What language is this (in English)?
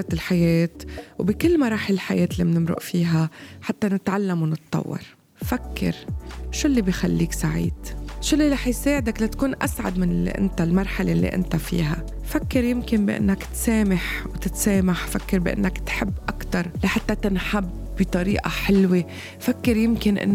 Arabic